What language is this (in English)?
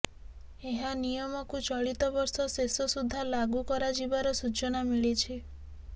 Odia